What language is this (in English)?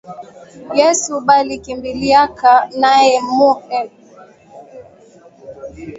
Swahili